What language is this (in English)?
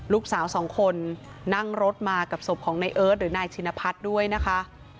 Thai